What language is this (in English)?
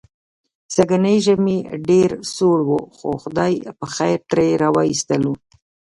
Pashto